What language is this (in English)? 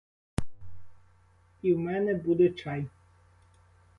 Ukrainian